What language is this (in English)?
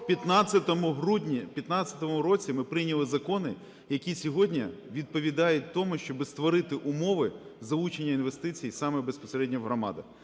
Ukrainian